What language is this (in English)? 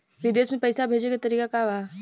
Bhojpuri